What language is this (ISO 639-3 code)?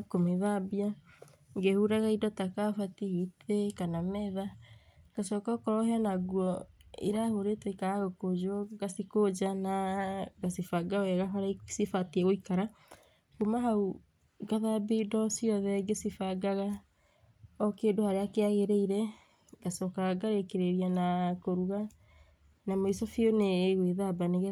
kik